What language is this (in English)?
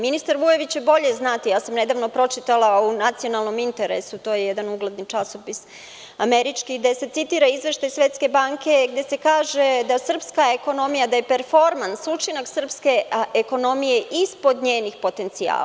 Serbian